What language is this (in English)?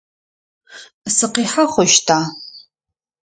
Adyghe